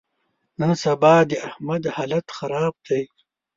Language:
Pashto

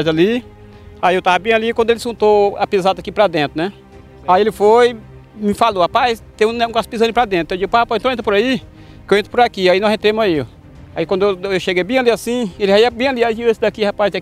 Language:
Portuguese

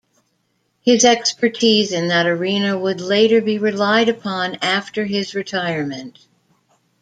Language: English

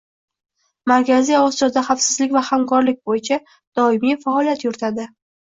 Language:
Uzbek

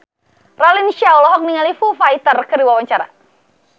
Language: Sundanese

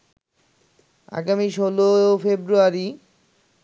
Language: Bangla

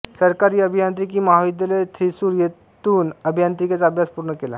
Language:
Marathi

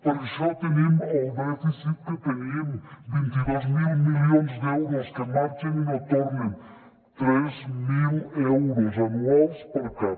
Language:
Catalan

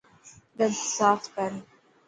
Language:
Dhatki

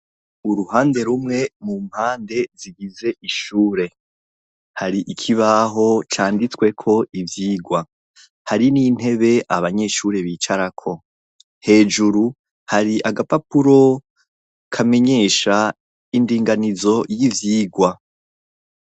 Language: Rundi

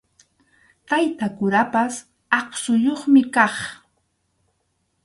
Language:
Arequipa-La Unión Quechua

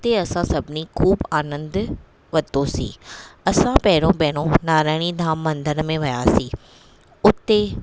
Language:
Sindhi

